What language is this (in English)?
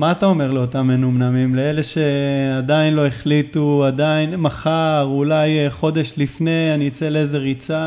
Hebrew